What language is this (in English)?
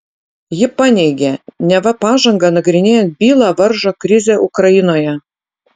Lithuanian